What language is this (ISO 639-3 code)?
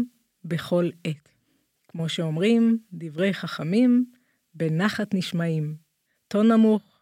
heb